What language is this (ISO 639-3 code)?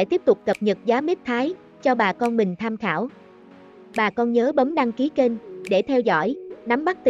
vie